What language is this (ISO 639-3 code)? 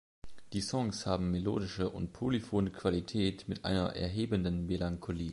deu